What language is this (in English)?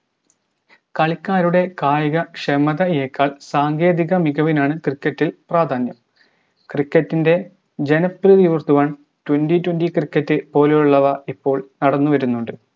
Malayalam